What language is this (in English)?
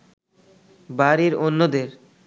Bangla